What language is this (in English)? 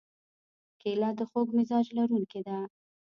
Pashto